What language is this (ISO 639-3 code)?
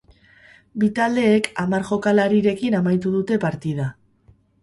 eus